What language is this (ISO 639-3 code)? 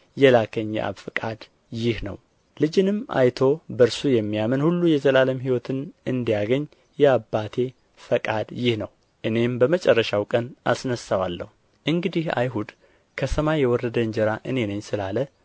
amh